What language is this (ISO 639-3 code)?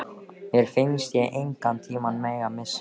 isl